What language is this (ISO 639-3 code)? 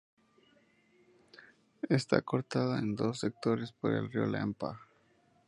spa